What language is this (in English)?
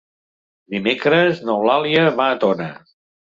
Catalan